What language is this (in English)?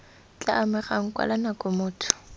Tswana